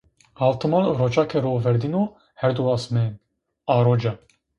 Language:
Zaza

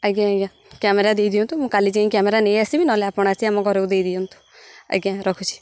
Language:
Odia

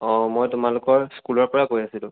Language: Assamese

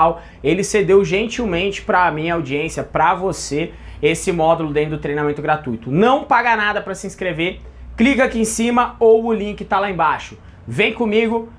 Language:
Portuguese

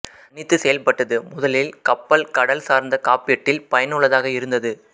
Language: Tamil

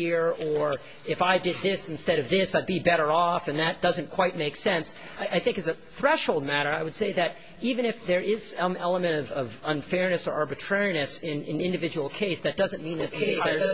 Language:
English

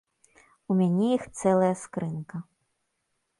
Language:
Belarusian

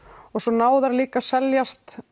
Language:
Icelandic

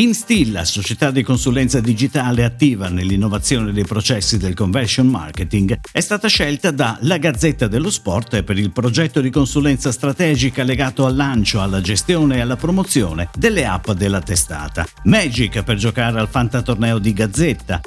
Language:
Italian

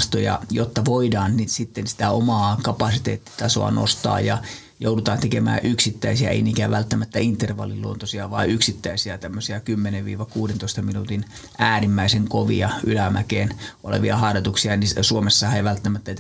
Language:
Finnish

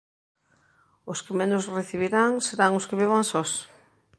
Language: Galician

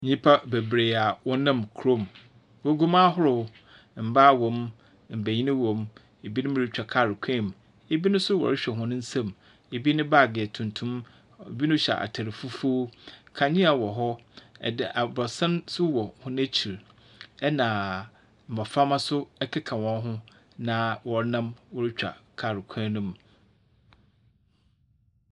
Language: Akan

